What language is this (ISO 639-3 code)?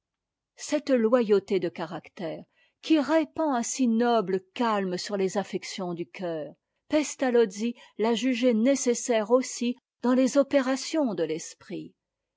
fra